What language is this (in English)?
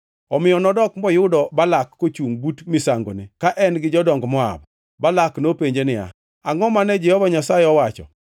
Luo (Kenya and Tanzania)